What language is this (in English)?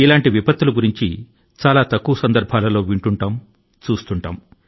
Telugu